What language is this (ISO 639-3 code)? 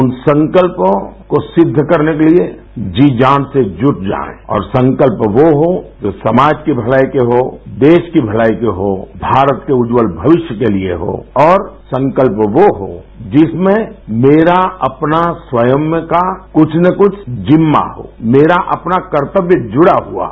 hin